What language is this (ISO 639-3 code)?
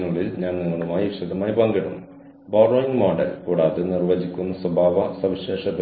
mal